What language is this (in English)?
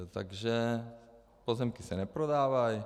Czech